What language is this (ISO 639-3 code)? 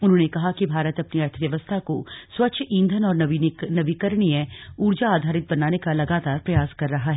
hin